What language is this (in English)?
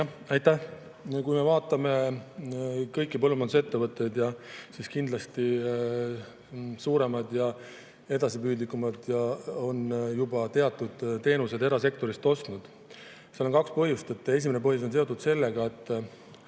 Estonian